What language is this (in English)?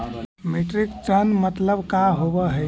Magahi